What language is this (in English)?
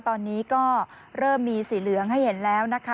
Thai